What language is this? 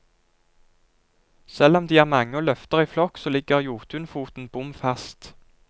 Norwegian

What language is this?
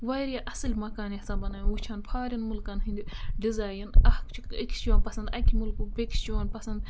Kashmiri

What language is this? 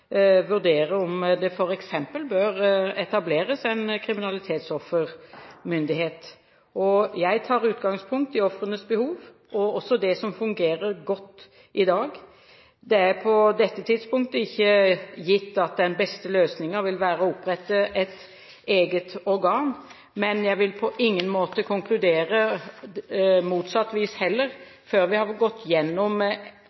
Norwegian Bokmål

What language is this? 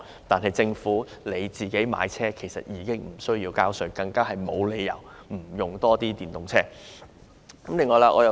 Cantonese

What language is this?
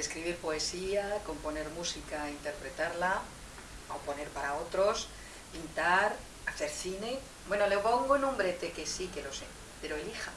Spanish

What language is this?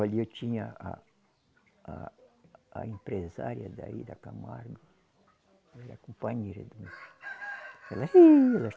Portuguese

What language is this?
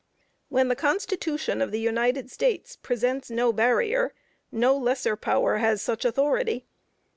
English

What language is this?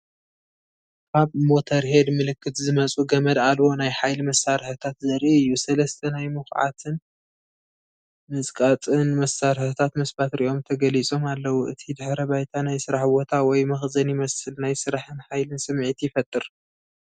Tigrinya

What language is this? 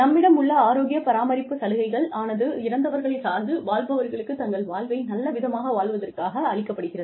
Tamil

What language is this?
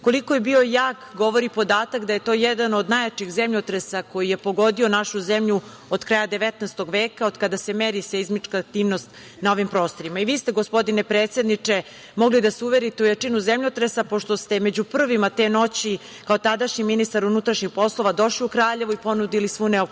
Serbian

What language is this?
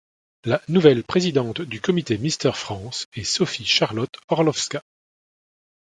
French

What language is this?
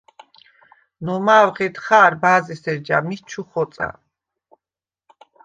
Svan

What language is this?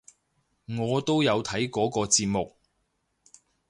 Cantonese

